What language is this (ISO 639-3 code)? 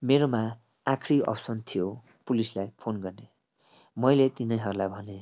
nep